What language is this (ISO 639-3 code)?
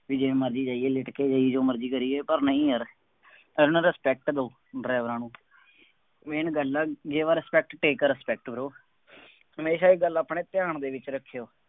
pan